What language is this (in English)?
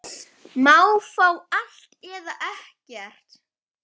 Icelandic